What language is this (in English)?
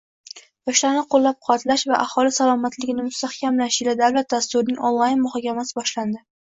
Uzbek